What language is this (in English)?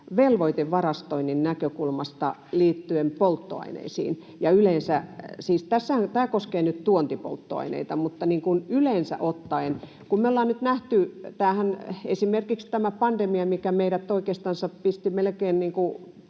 Finnish